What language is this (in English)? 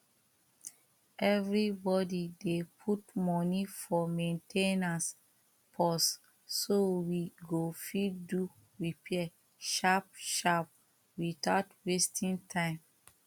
Nigerian Pidgin